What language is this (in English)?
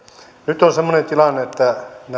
Finnish